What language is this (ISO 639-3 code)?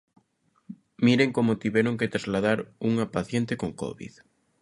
glg